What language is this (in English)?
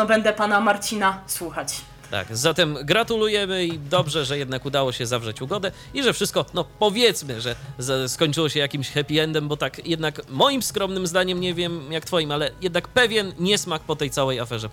Polish